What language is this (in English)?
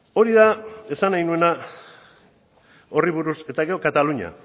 Basque